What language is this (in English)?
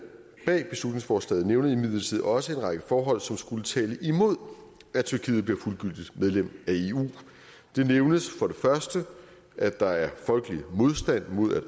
Danish